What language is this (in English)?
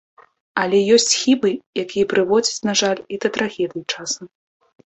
Belarusian